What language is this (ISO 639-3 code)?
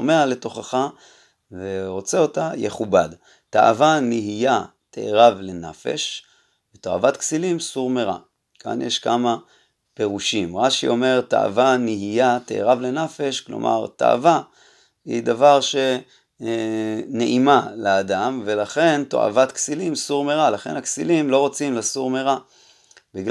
heb